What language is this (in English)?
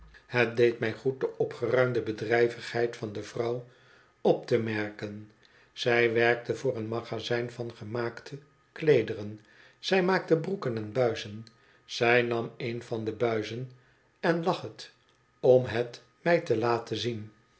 Dutch